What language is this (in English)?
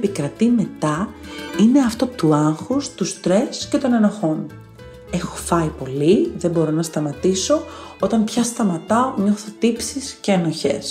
Greek